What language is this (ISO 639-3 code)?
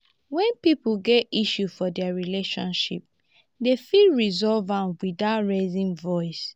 pcm